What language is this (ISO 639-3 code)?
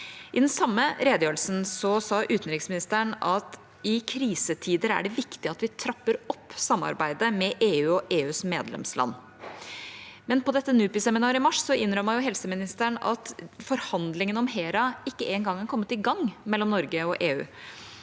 nor